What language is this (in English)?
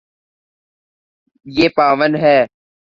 Urdu